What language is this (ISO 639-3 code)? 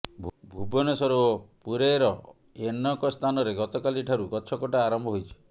ori